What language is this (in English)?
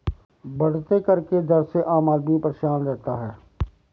Hindi